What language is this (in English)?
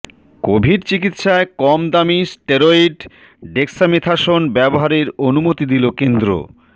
Bangla